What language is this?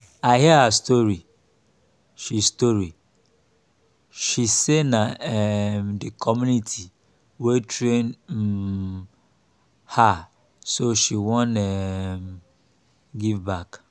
Nigerian Pidgin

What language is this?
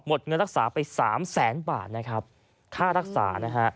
Thai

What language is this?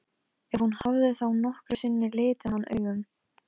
Icelandic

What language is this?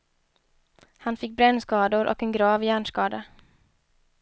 Swedish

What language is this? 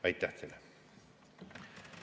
Estonian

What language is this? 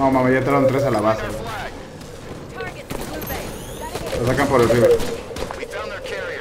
Spanish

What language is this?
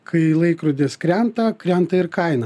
Lithuanian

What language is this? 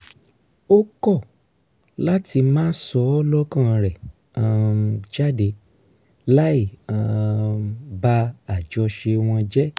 Yoruba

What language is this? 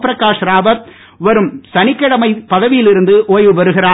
Tamil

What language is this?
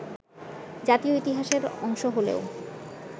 Bangla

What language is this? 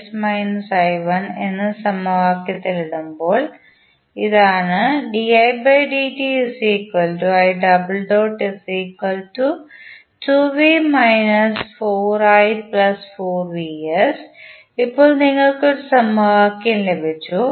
Malayalam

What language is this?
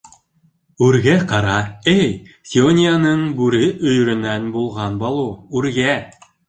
Bashkir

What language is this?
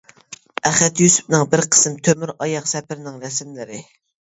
Uyghur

